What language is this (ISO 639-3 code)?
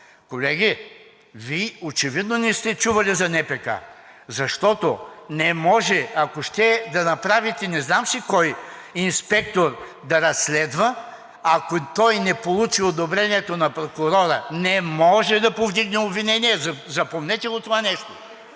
bul